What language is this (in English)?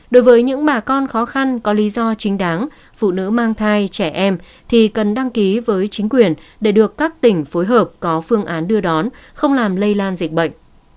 Vietnamese